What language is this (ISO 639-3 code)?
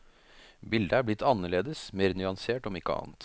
nor